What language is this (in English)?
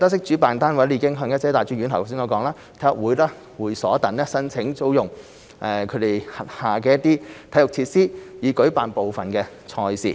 Cantonese